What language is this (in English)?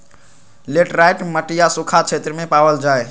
Magahi